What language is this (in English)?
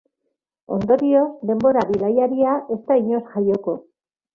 Basque